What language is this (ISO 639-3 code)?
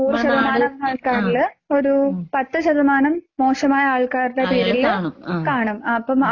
mal